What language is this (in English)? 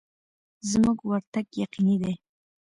Pashto